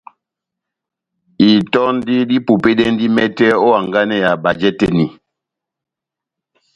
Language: Batanga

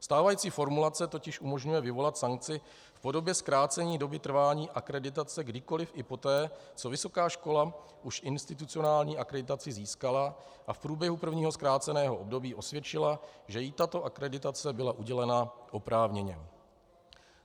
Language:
Czech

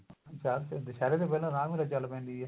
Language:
Punjabi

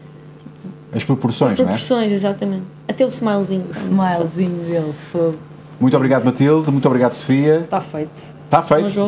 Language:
Portuguese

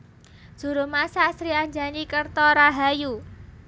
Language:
Javanese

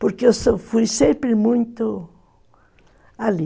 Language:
Portuguese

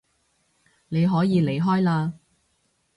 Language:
Cantonese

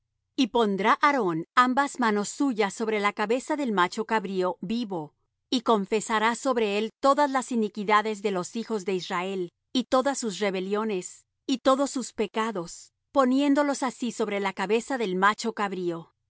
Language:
Spanish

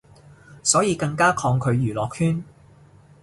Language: Cantonese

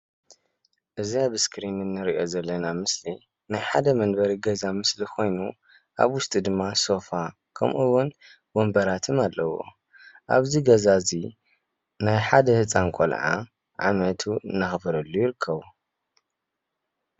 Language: Tigrinya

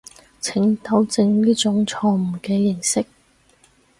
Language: Cantonese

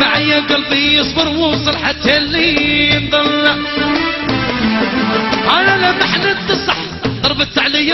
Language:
Arabic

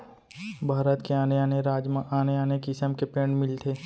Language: Chhattisgarhi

